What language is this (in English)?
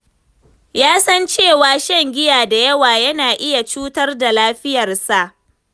Hausa